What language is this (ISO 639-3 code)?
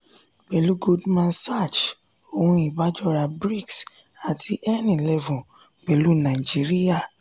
yor